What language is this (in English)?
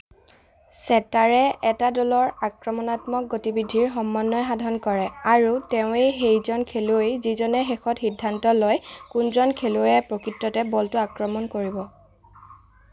Assamese